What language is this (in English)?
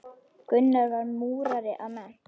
Icelandic